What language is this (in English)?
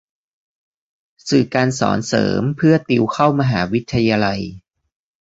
Thai